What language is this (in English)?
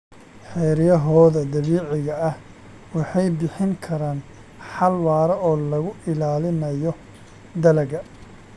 Somali